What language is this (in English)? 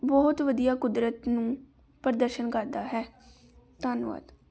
Punjabi